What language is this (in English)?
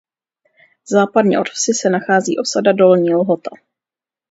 Czech